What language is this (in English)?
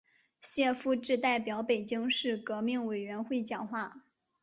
Chinese